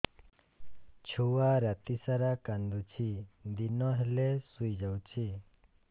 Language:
Odia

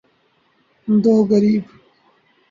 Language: Urdu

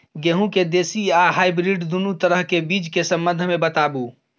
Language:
Maithili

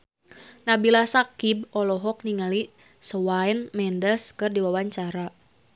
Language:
Sundanese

